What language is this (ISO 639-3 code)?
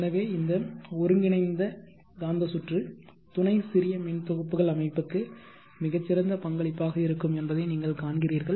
tam